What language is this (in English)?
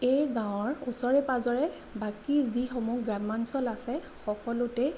Assamese